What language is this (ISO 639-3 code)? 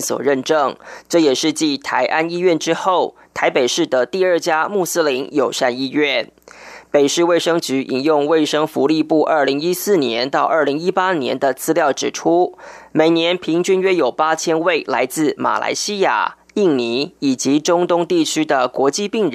zho